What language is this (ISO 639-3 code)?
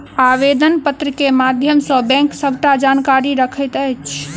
mai